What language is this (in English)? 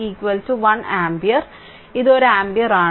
Malayalam